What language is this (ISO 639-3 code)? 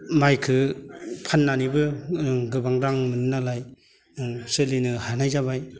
brx